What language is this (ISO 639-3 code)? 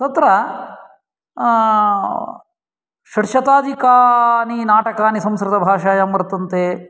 san